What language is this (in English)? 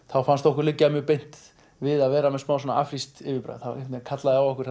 Icelandic